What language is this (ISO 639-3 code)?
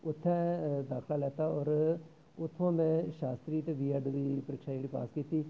doi